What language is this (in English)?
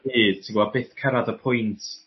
Welsh